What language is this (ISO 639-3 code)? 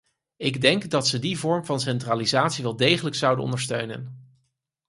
nld